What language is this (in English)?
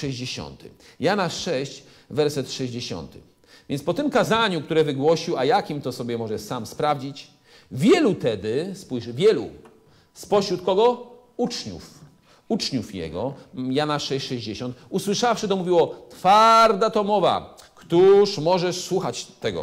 Polish